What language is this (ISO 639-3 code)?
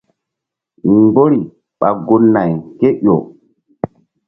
mdd